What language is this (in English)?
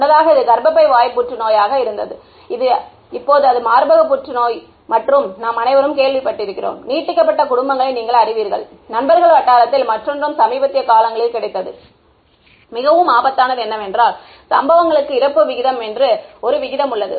Tamil